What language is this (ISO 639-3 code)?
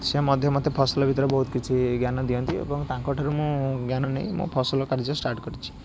ori